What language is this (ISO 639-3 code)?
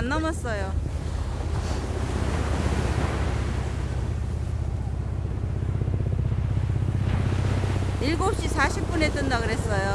kor